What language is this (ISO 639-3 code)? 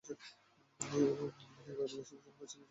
ben